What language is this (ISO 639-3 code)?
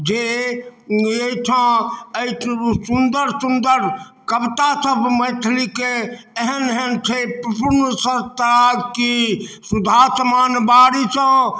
mai